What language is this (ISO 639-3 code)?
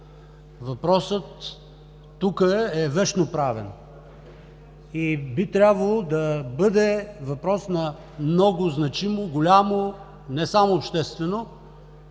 bul